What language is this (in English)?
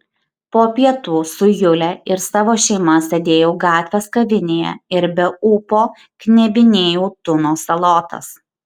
Lithuanian